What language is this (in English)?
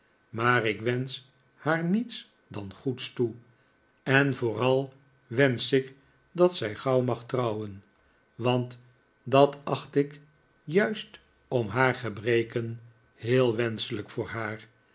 Dutch